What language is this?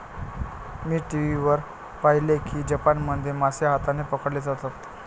Marathi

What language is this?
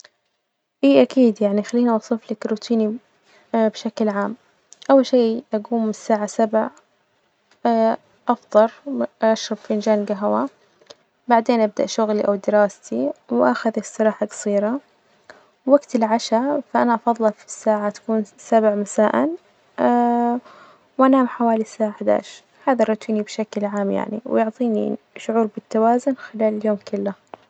Najdi Arabic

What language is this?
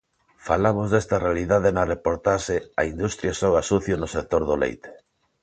Galician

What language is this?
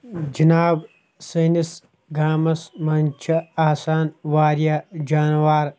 Kashmiri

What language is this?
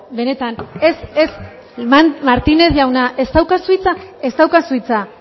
Basque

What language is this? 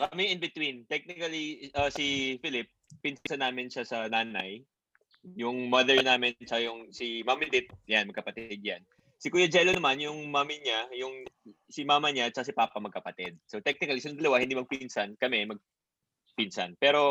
Filipino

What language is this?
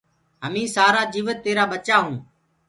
Gurgula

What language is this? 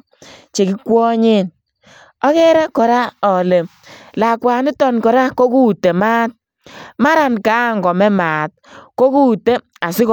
Kalenjin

